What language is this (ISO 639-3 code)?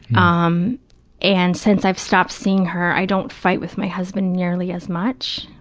eng